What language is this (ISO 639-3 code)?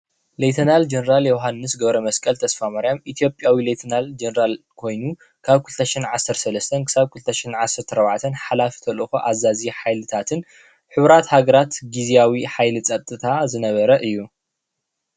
tir